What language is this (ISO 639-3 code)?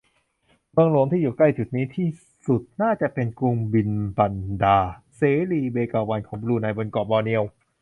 tha